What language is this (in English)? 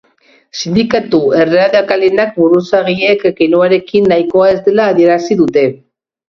Basque